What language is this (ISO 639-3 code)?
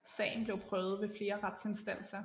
dan